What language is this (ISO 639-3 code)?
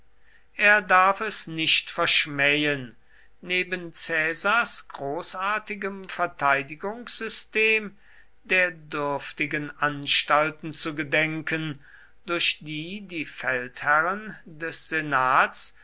deu